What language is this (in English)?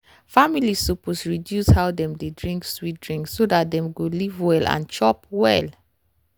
Nigerian Pidgin